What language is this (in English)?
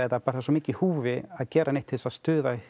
Icelandic